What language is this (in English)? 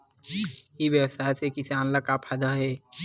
Chhattisgarhi